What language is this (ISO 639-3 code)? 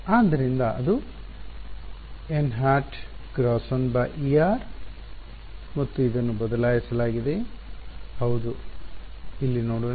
kan